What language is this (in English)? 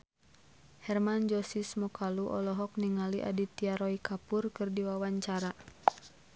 Sundanese